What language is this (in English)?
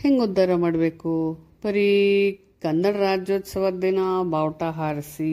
Kannada